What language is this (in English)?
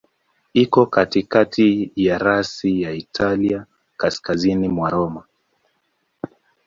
Swahili